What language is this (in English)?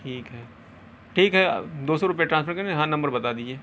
Urdu